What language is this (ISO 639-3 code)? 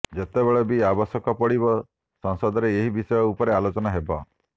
ori